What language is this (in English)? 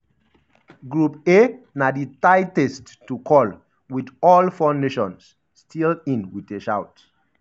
Nigerian Pidgin